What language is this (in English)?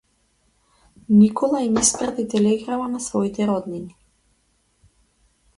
Macedonian